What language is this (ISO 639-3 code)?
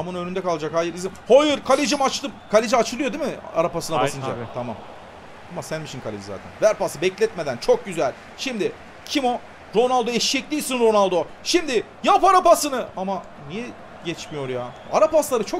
tur